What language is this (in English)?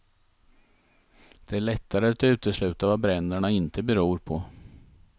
Swedish